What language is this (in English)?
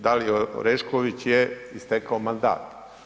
Croatian